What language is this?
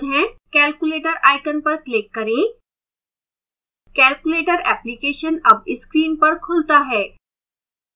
Hindi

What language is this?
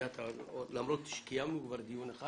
Hebrew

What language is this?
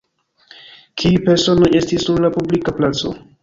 Esperanto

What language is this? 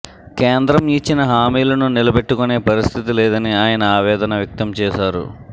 Telugu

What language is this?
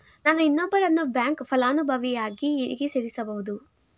Kannada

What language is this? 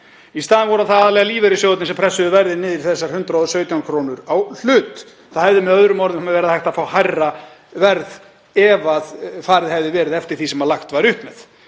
Icelandic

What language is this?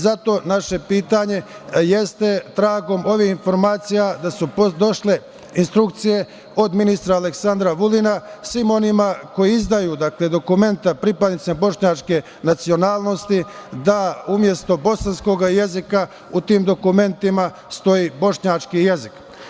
Serbian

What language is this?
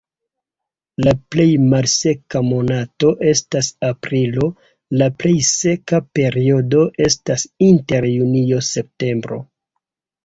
Esperanto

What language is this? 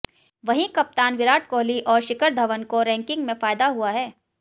Hindi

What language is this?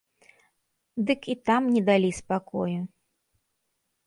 Belarusian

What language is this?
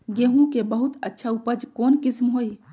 Magahi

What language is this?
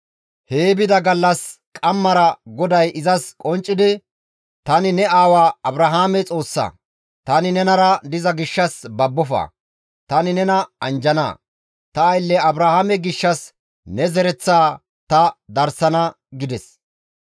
Gamo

